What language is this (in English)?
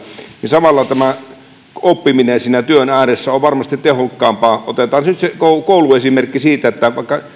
Finnish